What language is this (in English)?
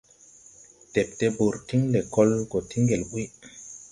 Tupuri